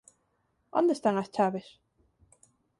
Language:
Galician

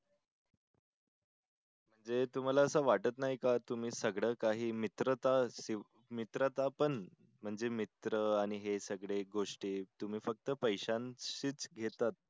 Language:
Marathi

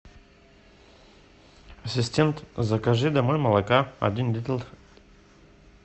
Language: Russian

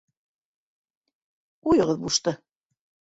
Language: Bashkir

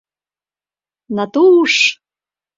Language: Mari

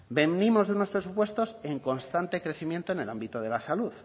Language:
Spanish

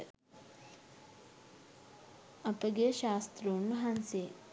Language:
Sinhala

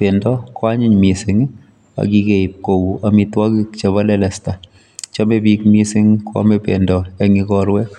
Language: Kalenjin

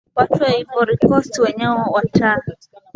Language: Swahili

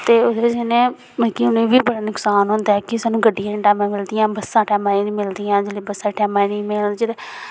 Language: Dogri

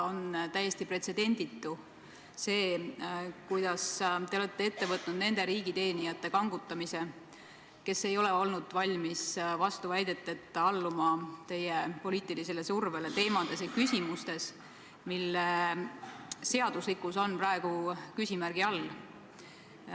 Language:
Estonian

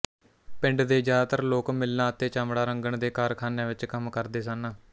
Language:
Punjabi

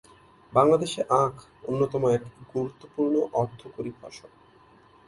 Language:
Bangla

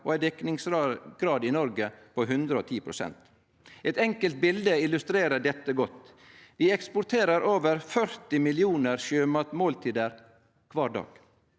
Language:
Norwegian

